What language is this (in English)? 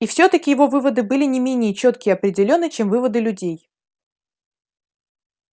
Russian